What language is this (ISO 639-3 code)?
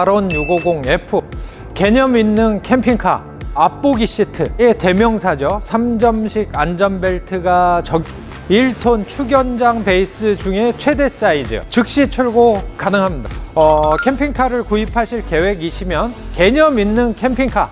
kor